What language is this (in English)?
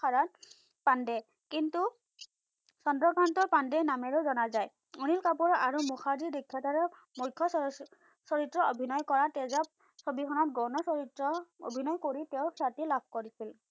Assamese